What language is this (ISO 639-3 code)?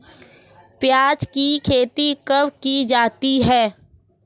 hin